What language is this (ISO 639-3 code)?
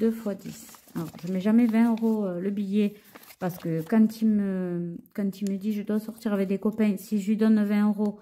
fra